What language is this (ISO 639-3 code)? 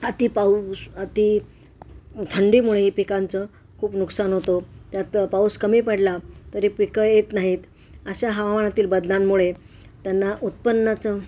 mar